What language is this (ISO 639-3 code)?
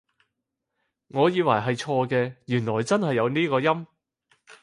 yue